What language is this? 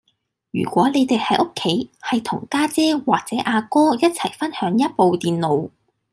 Cantonese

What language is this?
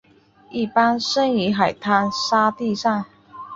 Chinese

